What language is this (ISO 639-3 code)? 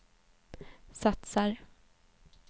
swe